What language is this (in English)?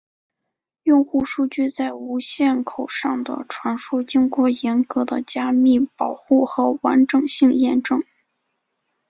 Chinese